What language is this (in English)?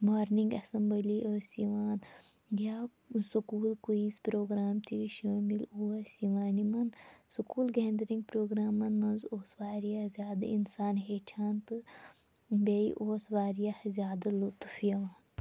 Kashmiri